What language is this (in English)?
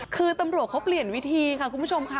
Thai